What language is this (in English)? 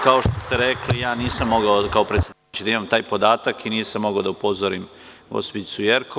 Serbian